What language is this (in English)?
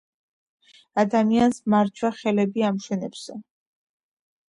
Georgian